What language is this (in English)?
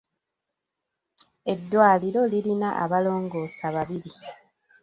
Ganda